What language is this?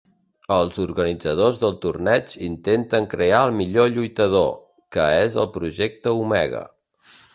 Catalan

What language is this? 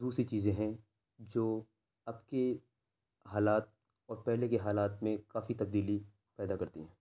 Urdu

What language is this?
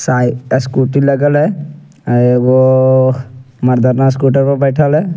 Angika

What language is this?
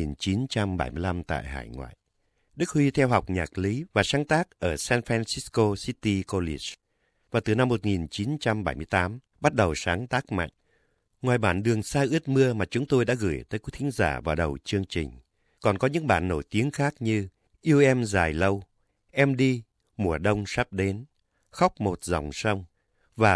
Vietnamese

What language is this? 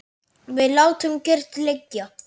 Icelandic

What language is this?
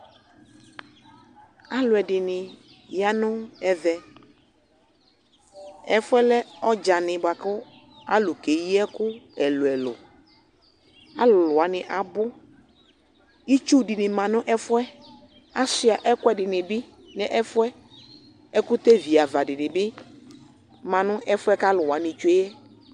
Ikposo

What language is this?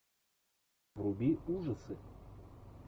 Russian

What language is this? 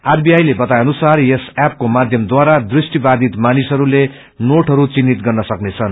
Nepali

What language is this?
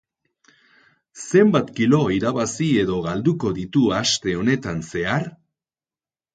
Basque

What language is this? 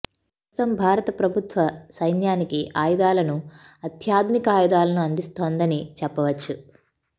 Telugu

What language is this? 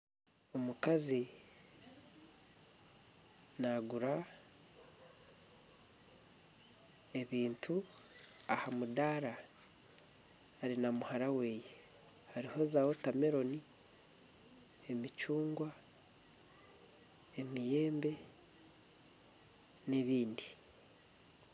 Nyankole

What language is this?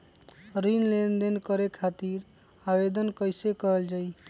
Magahi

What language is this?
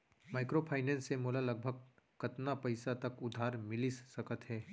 Chhattisgarhi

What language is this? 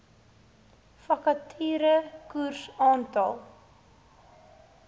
Afrikaans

